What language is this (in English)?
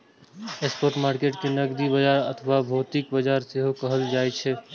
Maithili